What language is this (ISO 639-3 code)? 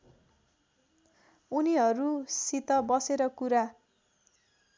nep